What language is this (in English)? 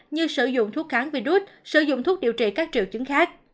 Vietnamese